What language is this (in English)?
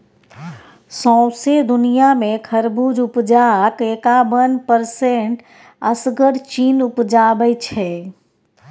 Maithili